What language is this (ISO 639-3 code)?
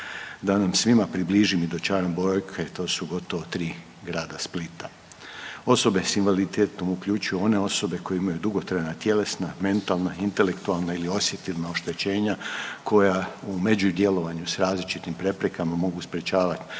hrv